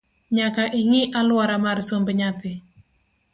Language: Luo (Kenya and Tanzania)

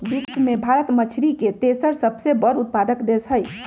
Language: Magahi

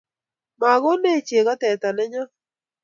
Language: Kalenjin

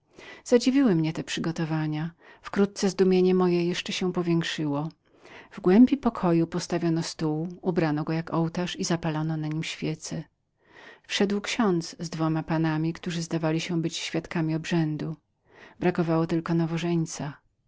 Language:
Polish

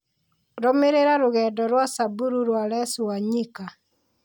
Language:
Kikuyu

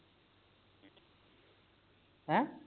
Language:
Punjabi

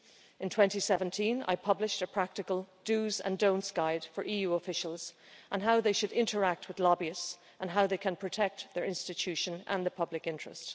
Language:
English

